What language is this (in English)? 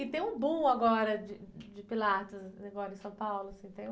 Portuguese